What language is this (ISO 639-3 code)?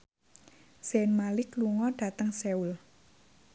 jav